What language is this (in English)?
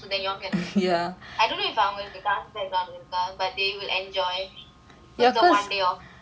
English